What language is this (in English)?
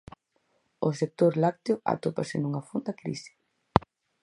Galician